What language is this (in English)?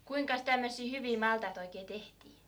Finnish